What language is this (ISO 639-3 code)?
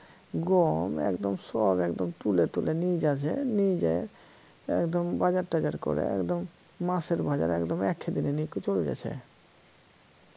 ben